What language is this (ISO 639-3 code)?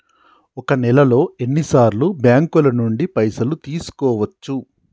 tel